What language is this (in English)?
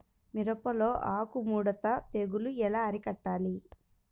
Telugu